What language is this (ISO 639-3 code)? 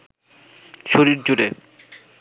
ben